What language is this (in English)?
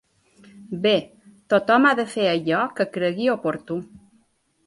Catalan